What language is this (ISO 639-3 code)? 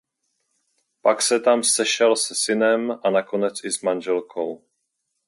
ces